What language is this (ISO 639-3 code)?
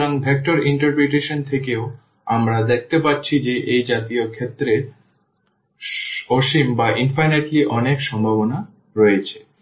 ben